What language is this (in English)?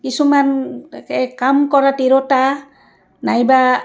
Assamese